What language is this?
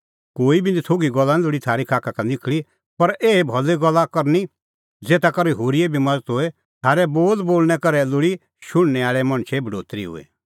Kullu Pahari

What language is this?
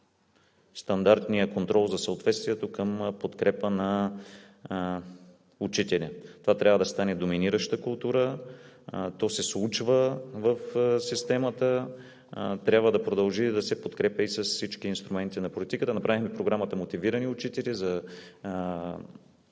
Bulgarian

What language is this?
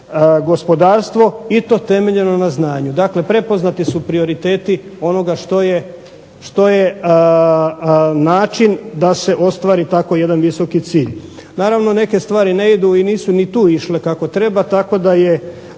Croatian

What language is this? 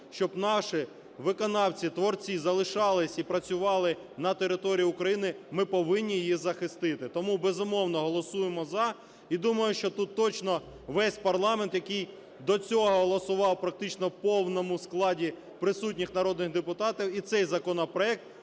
Ukrainian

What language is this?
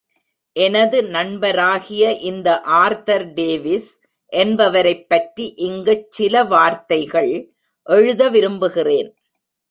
Tamil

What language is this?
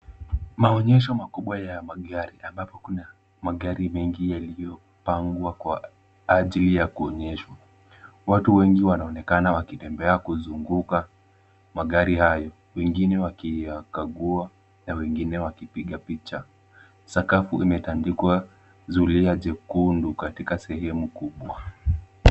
Swahili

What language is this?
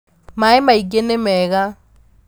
Kikuyu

